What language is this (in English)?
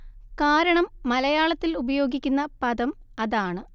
Malayalam